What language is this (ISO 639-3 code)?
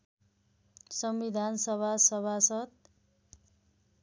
nep